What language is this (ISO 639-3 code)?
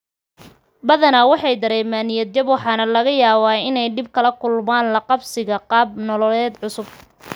som